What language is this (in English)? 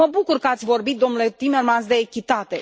Romanian